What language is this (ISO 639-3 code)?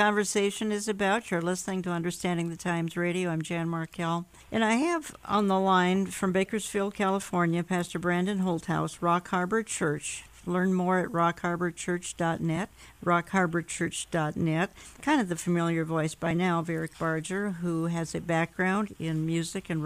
eng